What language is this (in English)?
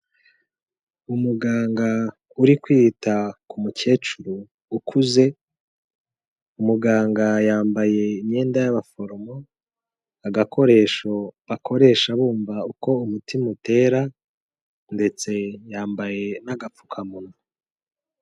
Kinyarwanda